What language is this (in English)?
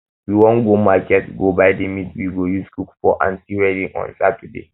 Nigerian Pidgin